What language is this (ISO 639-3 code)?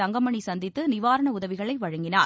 tam